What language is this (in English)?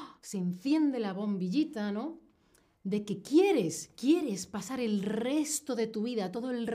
Spanish